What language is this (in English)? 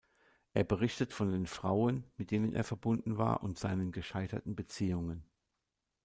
German